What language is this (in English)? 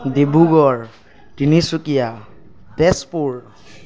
Assamese